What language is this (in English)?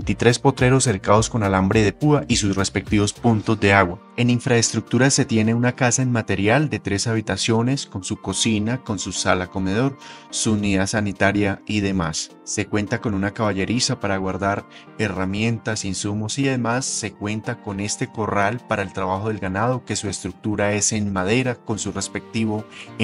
Spanish